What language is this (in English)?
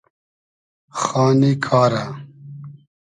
Hazaragi